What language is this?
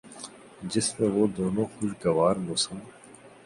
Urdu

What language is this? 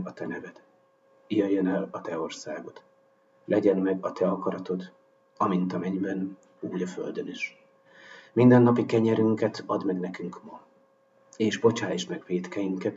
Hungarian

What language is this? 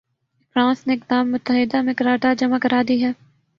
Urdu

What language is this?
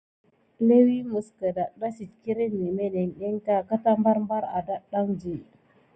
Gidar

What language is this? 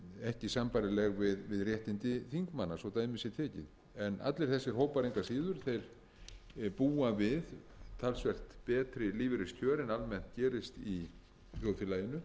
Icelandic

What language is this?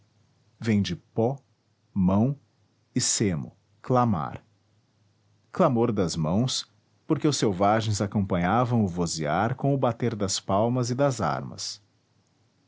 Portuguese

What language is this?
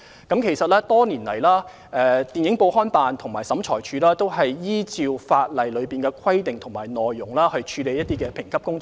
Cantonese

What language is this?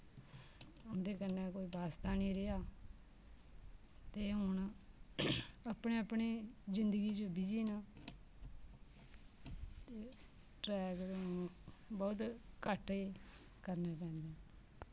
Dogri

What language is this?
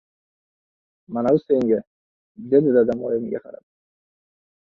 Uzbek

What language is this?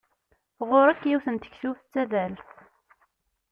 Kabyle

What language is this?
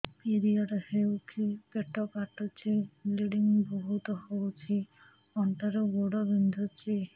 Odia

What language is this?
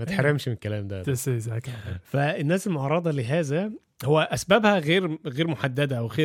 Arabic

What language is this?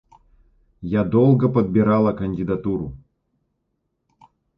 Russian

